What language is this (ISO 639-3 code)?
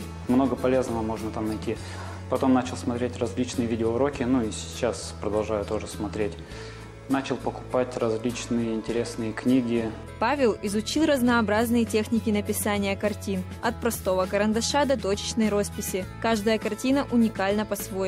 rus